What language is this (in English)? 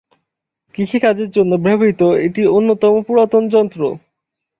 Bangla